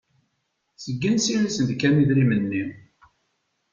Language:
Kabyle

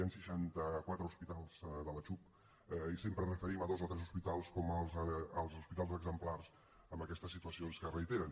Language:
Catalan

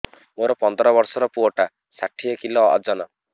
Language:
Odia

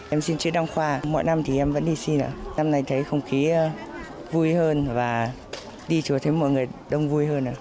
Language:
Vietnamese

